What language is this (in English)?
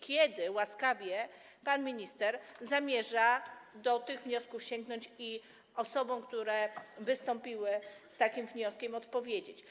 Polish